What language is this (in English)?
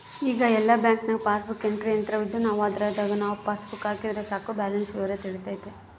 Kannada